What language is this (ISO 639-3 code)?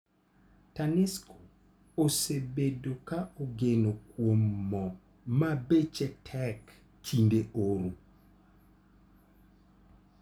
luo